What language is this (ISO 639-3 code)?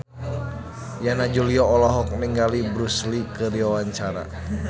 sun